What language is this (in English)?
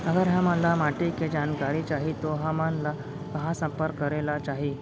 Chhattisgarhi